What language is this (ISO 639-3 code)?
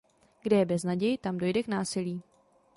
ces